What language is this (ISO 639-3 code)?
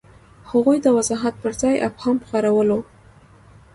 pus